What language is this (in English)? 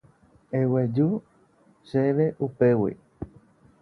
Guarani